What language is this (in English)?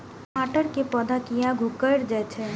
Maithili